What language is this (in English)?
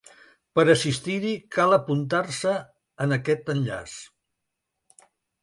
Catalan